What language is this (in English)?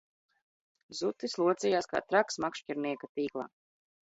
Latvian